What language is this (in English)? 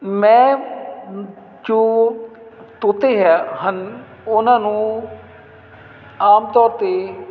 Punjabi